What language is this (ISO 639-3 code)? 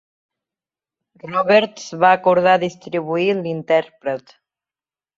cat